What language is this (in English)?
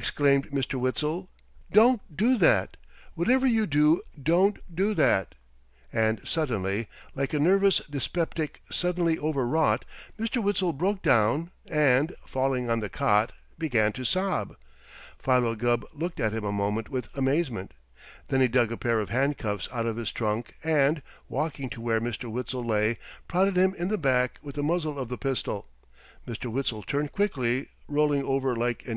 English